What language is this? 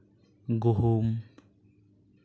Santali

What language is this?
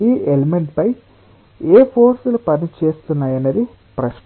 Telugu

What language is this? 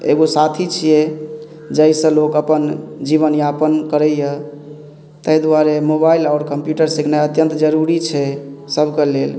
Maithili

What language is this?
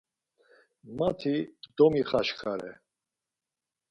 Laz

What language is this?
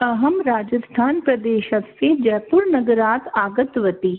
Sanskrit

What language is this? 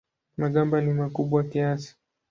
Swahili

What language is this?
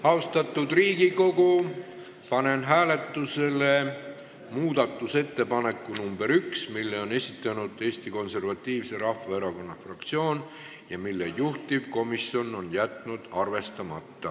Estonian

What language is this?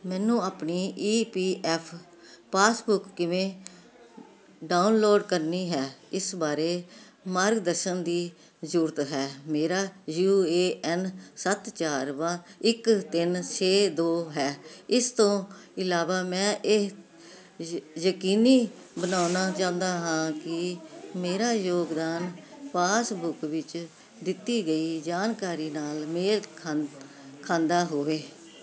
Punjabi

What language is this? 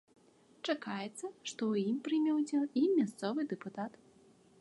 Belarusian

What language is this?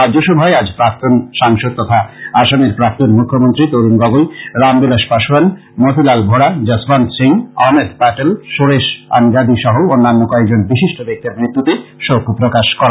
Bangla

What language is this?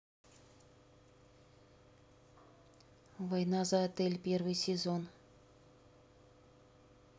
Russian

